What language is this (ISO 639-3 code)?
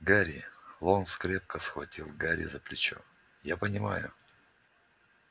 rus